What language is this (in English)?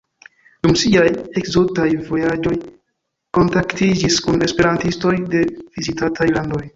Esperanto